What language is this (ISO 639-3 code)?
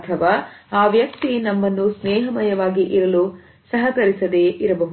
kan